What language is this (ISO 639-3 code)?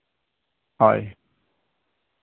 sat